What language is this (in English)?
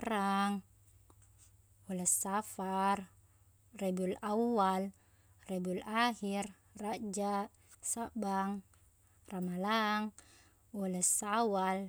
Buginese